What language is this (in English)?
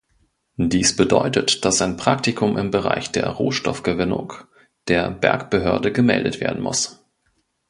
German